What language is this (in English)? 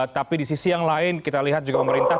Indonesian